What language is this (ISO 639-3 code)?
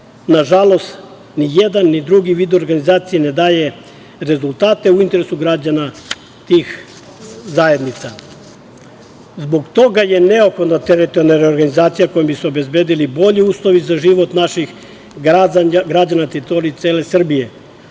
srp